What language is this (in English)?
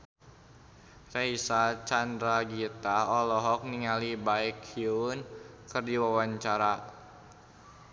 Sundanese